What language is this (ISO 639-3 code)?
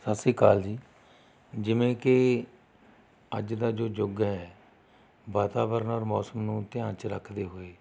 pan